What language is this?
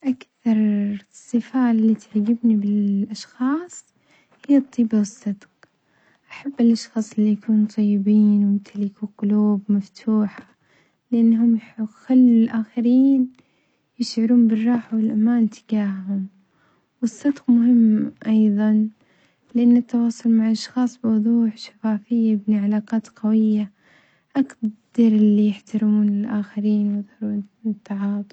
Omani Arabic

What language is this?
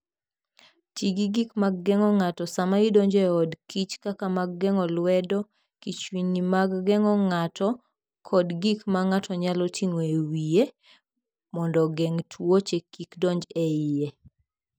Luo (Kenya and Tanzania)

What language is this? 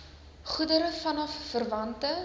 Afrikaans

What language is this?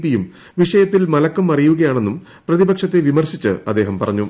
Malayalam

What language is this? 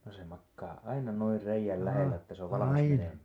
Finnish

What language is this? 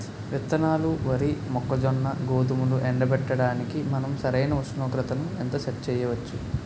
Telugu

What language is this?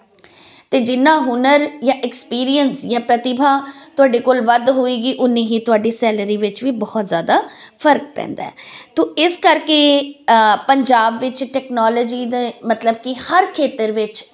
Punjabi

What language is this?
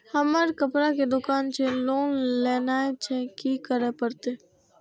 Maithili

